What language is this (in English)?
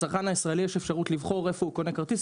Hebrew